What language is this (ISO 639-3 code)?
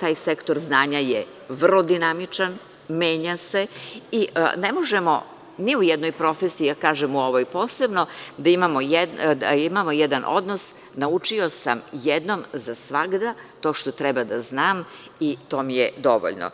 srp